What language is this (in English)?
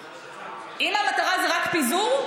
Hebrew